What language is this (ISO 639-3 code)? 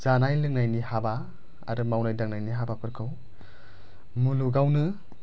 brx